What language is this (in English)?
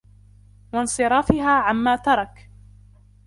Arabic